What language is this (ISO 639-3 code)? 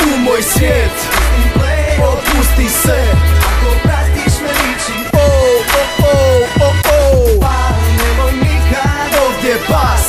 ron